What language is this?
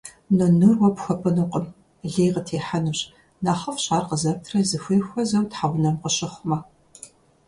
Kabardian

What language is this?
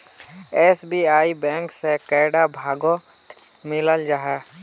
Magahi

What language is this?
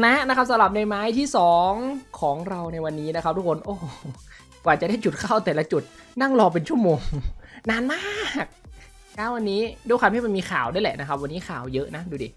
Thai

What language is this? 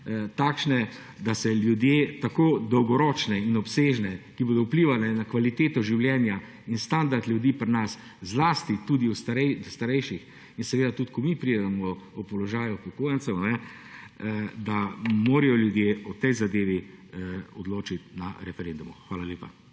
Slovenian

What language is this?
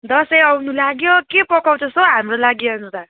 Nepali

